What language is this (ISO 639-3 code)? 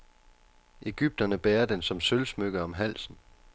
dan